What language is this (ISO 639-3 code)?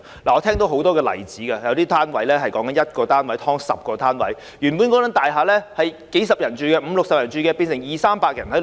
yue